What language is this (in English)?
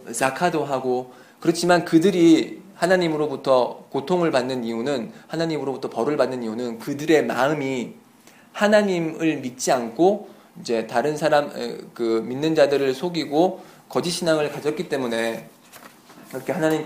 Korean